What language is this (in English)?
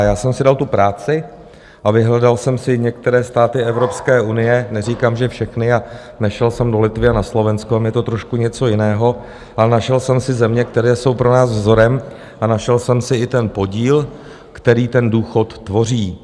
Czech